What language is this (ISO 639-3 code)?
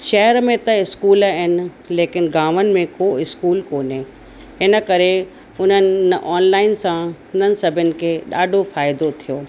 snd